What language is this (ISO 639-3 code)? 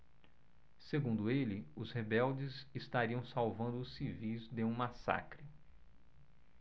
por